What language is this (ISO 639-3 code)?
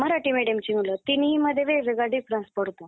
mar